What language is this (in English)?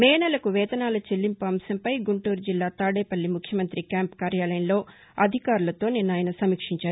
Telugu